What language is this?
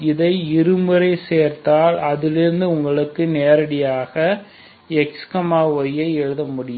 Tamil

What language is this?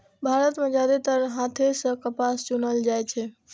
Maithili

